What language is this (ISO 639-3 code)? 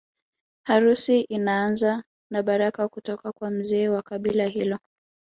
swa